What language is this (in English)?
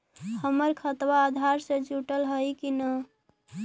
Magahi